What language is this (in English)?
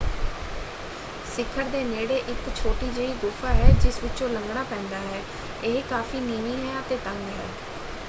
Punjabi